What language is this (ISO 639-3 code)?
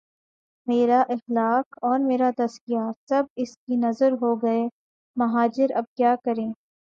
urd